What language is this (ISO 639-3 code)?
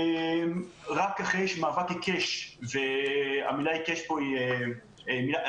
heb